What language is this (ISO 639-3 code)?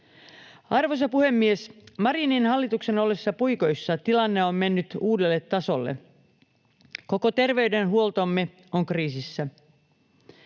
fin